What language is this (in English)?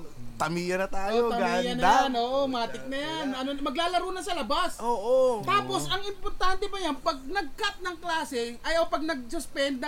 Filipino